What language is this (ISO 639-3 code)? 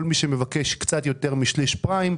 heb